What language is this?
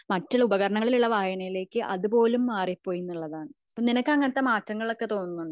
Malayalam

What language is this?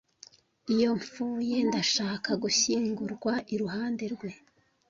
Kinyarwanda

